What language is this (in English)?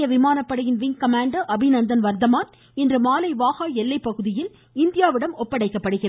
Tamil